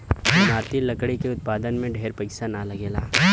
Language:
Bhojpuri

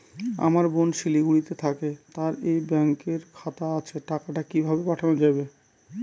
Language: Bangla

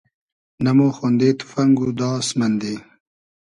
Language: Hazaragi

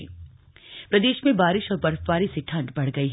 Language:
Hindi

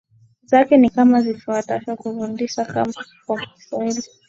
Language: Swahili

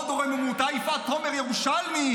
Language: Hebrew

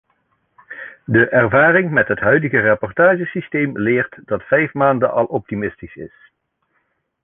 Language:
Dutch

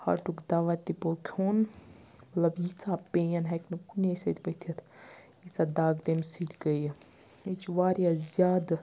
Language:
Kashmiri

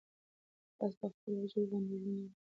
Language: Pashto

